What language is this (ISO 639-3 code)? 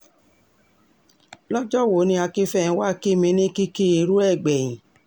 yor